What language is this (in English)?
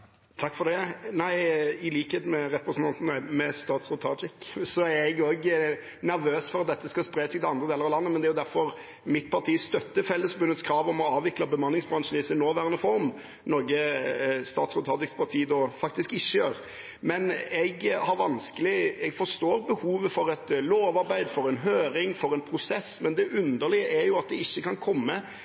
Norwegian